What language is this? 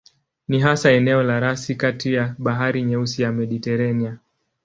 Swahili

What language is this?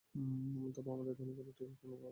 Bangla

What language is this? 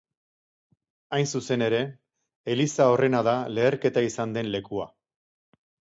Basque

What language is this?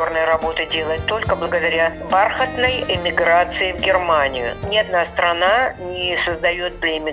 Russian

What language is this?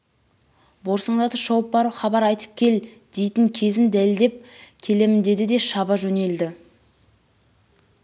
Kazakh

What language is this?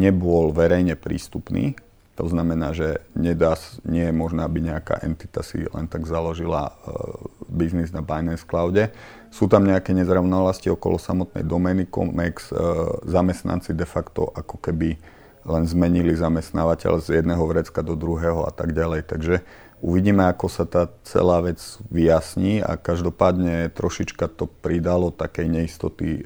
Czech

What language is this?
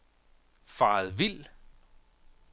Danish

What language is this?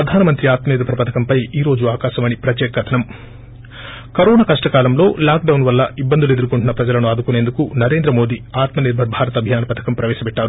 Telugu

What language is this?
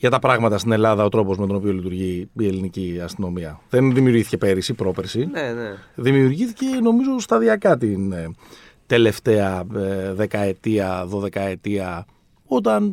Greek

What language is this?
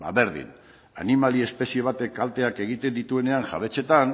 Basque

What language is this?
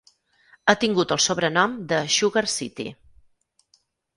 Catalan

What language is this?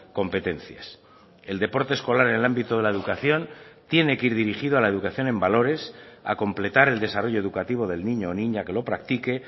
Spanish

